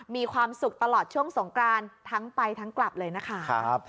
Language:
Thai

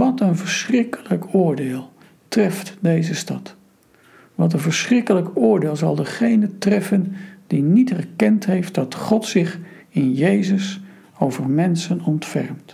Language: Dutch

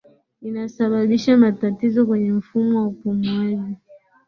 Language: Swahili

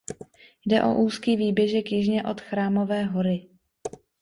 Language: Czech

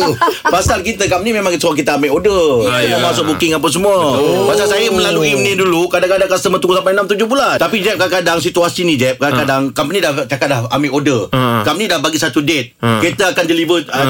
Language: Malay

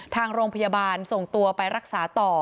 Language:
Thai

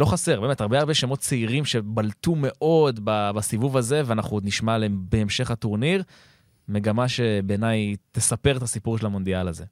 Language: Hebrew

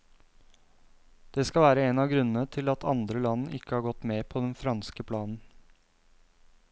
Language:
Norwegian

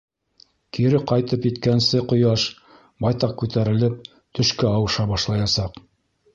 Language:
Bashkir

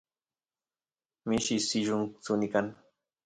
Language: Santiago del Estero Quichua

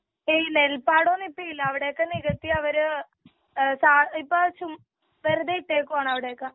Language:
Malayalam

